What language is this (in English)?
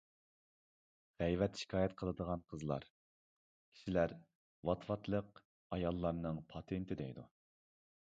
Uyghur